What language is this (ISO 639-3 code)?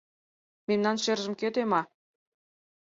chm